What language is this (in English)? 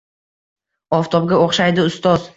Uzbek